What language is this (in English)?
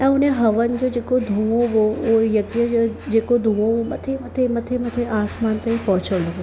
Sindhi